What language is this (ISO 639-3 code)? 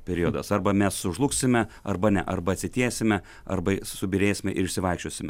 lit